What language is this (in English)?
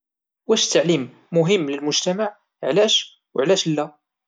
Moroccan Arabic